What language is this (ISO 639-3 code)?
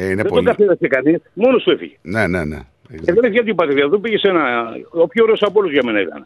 ell